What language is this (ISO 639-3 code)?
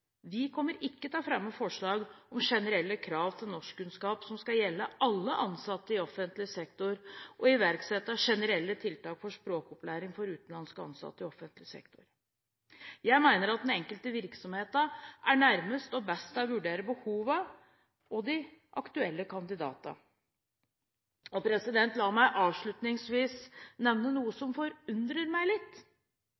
nob